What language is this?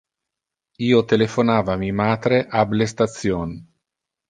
Interlingua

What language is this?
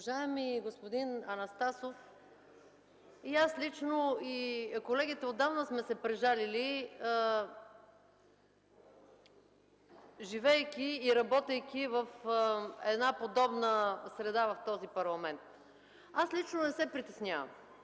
Bulgarian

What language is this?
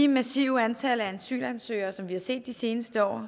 Danish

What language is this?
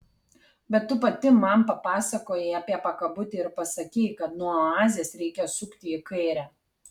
Lithuanian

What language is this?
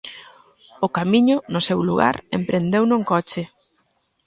Galician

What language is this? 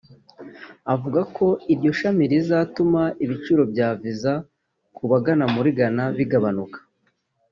Kinyarwanda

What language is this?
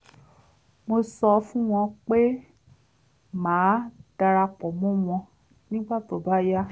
Yoruba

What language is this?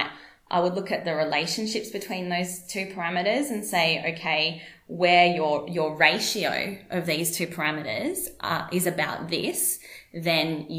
English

